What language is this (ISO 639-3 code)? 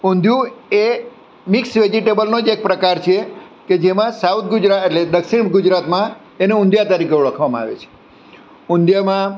guj